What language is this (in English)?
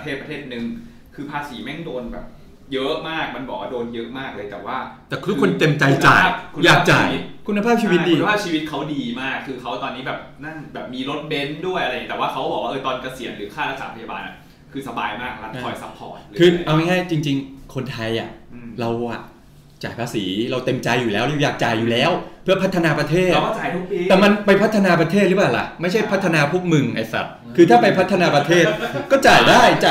Thai